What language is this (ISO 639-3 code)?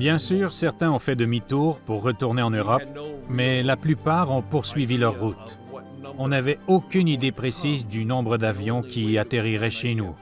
fra